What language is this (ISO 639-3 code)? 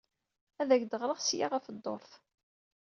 kab